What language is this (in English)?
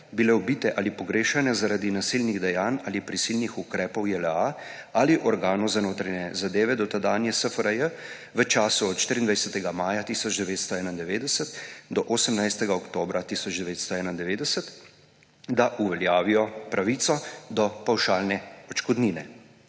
Slovenian